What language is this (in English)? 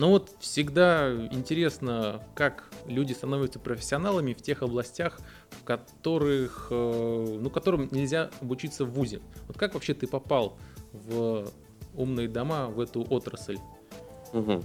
Russian